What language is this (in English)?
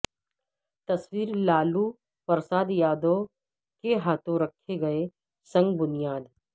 Urdu